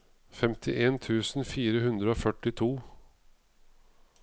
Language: Norwegian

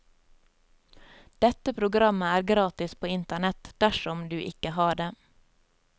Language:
Norwegian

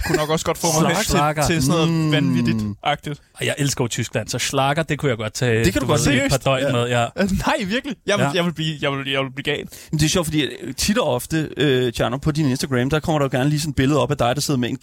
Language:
Danish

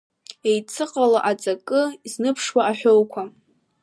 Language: Abkhazian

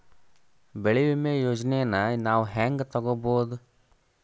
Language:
Kannada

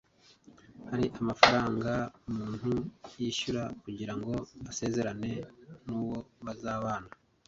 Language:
Kinyarwanda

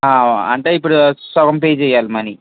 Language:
Telugu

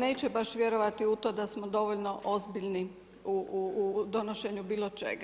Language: Croatian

